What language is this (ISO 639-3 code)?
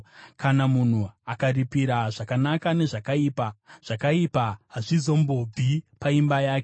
sna